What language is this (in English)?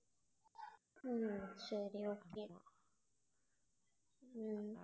Tamil